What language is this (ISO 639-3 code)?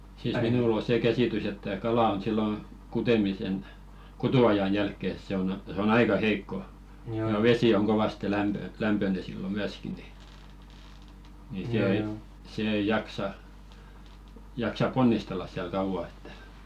fin